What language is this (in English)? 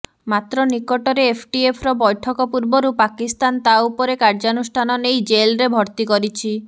Odia